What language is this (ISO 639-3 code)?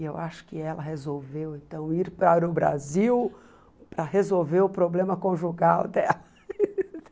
por